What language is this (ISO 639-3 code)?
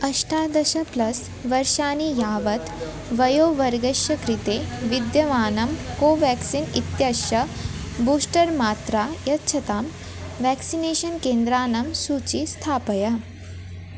san